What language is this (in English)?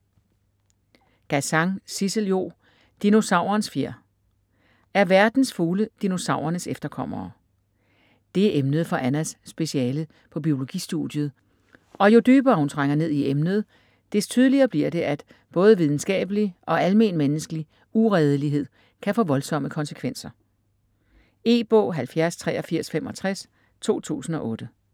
Danish